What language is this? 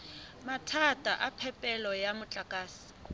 Southern Sotho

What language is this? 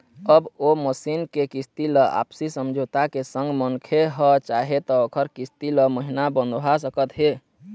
Chhattisgarhi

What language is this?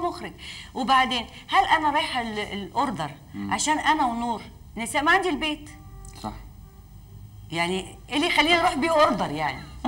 Arabic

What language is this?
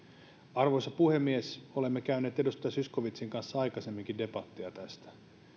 Finnish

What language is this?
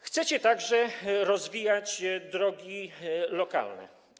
Polish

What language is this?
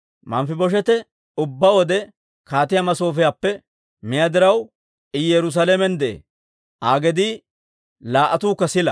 Dawro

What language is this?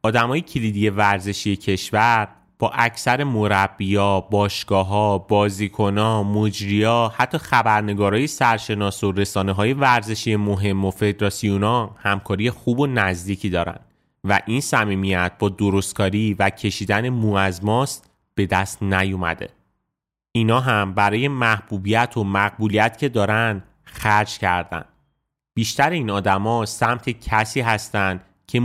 Persian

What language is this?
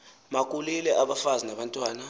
Xhosa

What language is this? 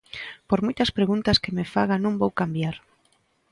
Galician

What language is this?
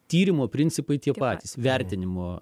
Lithuanian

